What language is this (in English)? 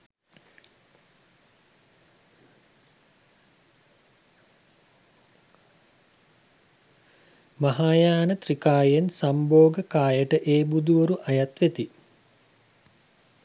Sinhala